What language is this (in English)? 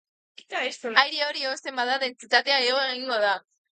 Basque